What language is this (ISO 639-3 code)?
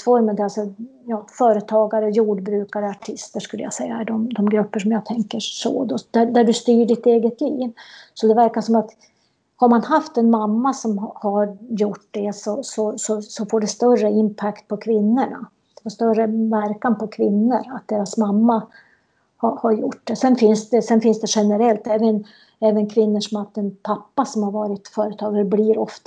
swe